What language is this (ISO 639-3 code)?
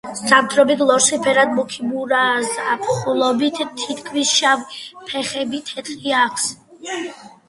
kat